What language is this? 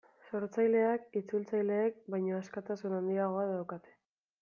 Basque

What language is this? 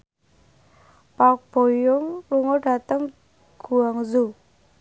Javanese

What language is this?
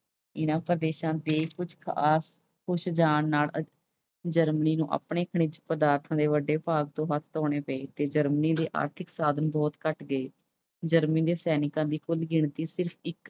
Punjabi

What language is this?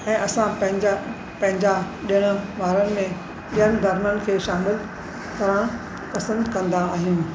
Sindhi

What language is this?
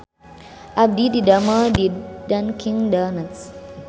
Sundanese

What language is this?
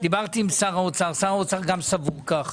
Hebrew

